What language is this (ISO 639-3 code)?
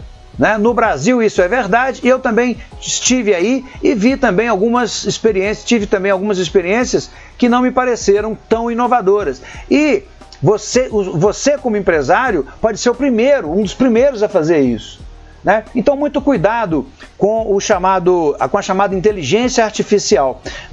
por